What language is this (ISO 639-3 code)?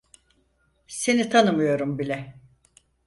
tur